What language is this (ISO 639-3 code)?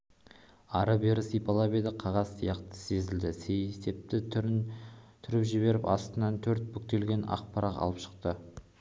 kaz